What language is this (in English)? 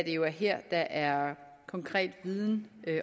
Danish